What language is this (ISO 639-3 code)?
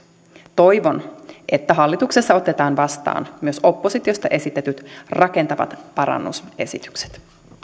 fin